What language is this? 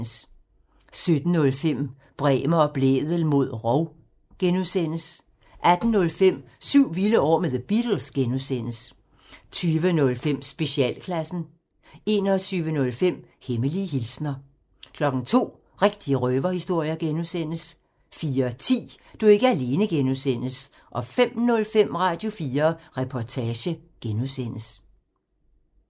Danish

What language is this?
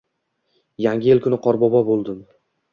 Uzbek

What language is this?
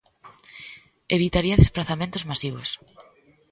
Galician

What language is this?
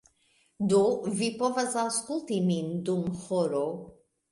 Esperanto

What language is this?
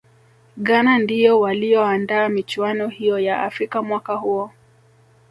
Swahili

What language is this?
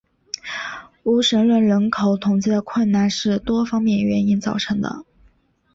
Chinese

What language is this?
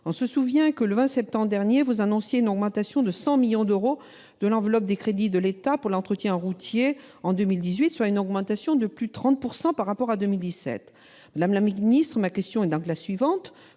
French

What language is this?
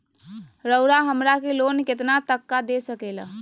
Magahi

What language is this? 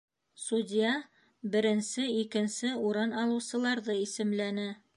Bashkir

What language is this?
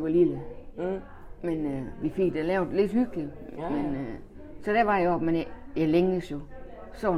Danish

